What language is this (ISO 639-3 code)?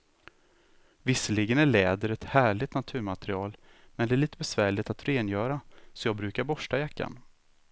swe